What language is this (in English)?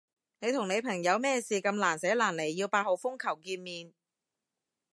Cantonese